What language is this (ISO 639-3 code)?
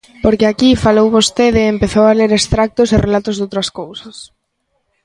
glg